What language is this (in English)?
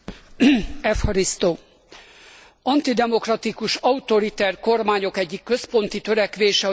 Hungarian